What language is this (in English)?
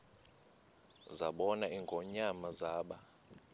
Xhosa